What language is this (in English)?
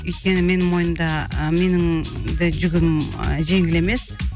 Kazakh